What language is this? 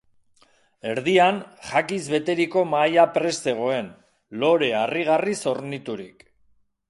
Basque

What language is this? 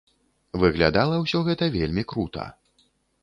Belarusian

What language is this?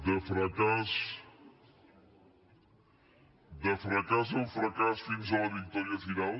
Catalan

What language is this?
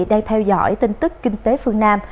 Vietnamese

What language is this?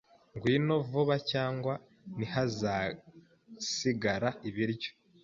Kinyarwanda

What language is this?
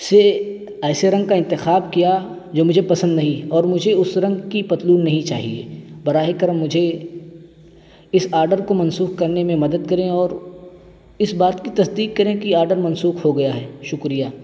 Urdu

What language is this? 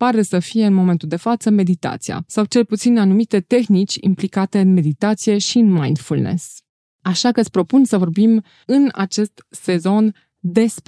Romanian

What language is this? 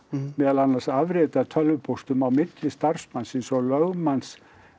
Icelandic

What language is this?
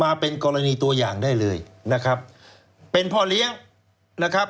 Thai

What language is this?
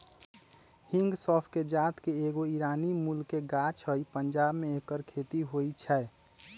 Magahi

